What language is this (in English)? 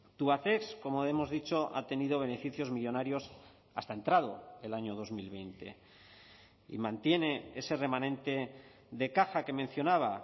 Spanish